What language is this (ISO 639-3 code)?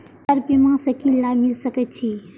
mai